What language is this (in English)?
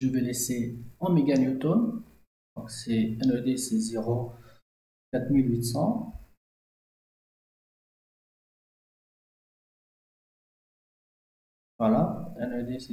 French